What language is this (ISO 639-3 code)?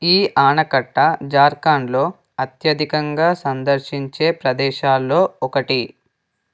tel